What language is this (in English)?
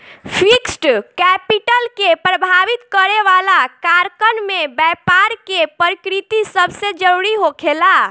Bhojpuri